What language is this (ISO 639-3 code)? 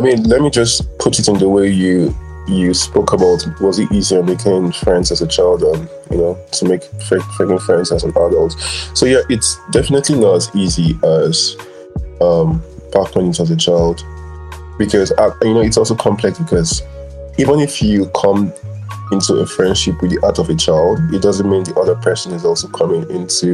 eng